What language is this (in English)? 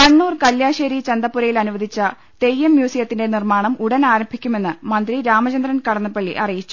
Malayalam